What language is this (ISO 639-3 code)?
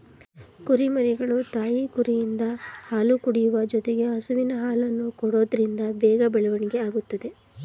kan